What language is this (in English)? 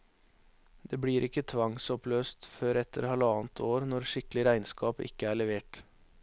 Norwegian